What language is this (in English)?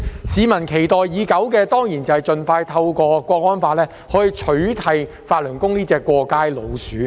Cantonese